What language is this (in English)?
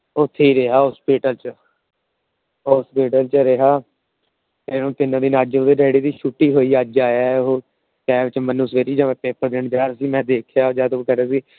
Punjabi